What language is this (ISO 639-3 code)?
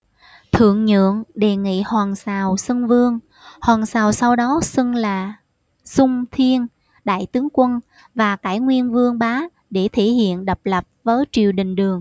vie